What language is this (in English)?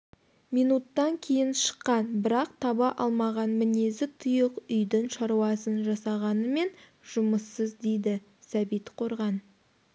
Kazakh